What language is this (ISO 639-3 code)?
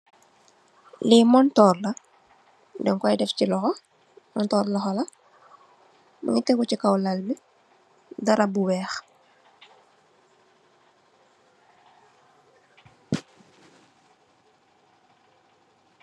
wol